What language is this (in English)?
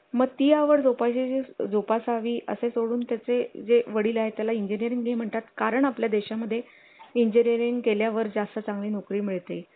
Marathi